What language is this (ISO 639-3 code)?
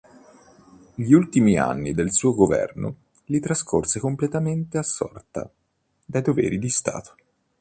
ita